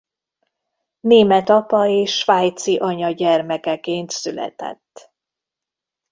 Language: Hungarian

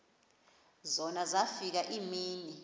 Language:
Xhosa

